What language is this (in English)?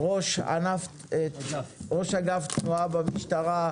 Hebrew